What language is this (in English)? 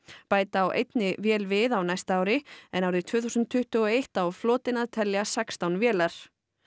Icelandic